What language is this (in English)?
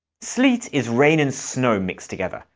English